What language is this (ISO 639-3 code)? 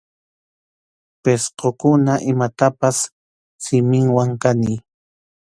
qxu